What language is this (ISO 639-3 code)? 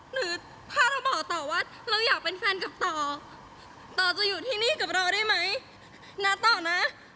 tha